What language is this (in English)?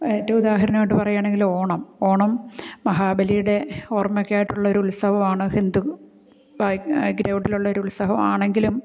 Malayalam